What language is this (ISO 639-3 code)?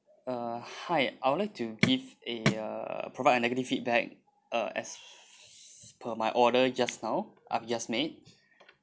eng